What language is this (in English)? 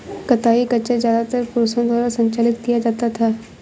Hindi